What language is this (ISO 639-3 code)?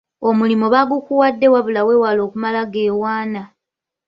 lug